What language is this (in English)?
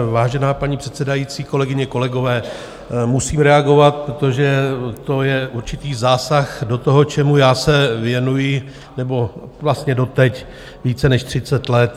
Czech